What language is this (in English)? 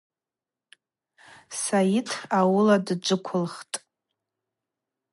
Abaza